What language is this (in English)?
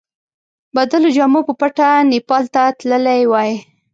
Pashto